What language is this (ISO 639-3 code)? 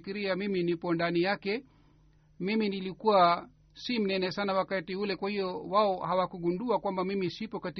swa